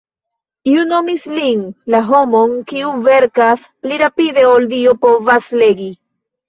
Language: Esperanto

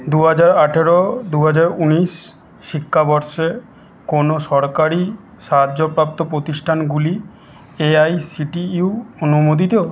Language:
Bangla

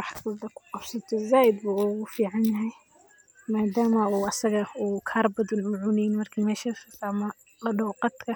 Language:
Somali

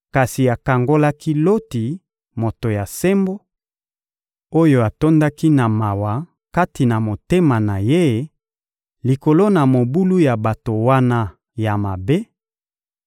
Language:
Lingala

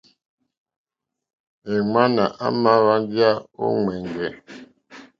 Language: Mokpwe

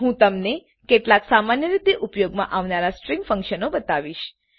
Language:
Gujarati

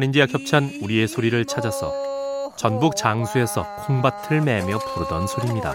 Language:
Korean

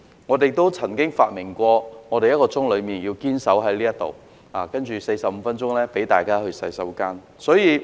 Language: Cantonese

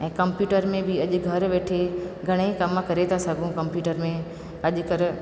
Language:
Sindhi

